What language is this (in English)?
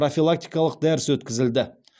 Kazakh